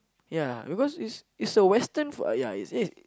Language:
English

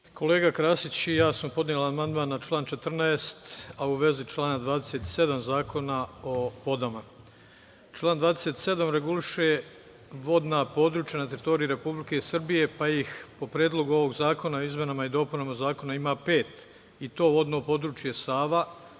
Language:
Serbian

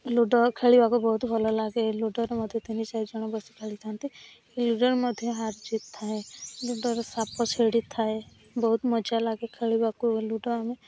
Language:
Odia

